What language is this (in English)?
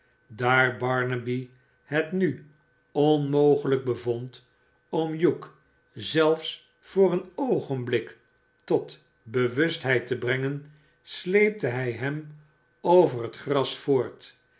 Dutch